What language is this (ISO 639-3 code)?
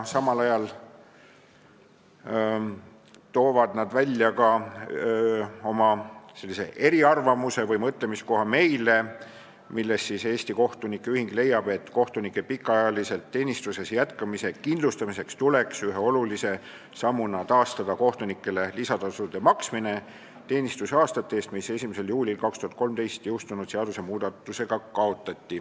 est